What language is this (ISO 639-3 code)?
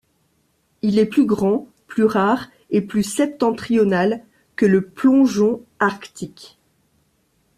fra